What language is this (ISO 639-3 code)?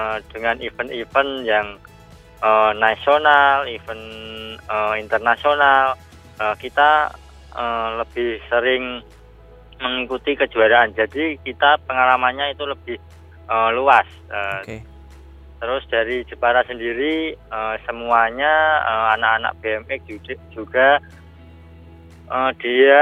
ind